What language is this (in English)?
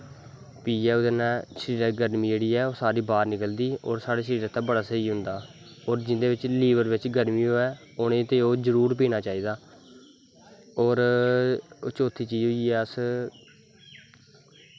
Dogri